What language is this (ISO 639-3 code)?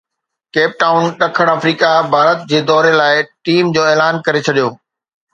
snd